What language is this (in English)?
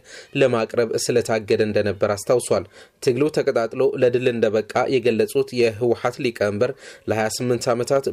Amharic